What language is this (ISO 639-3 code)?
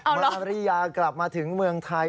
tha